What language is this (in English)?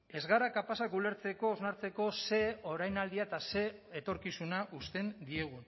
Basque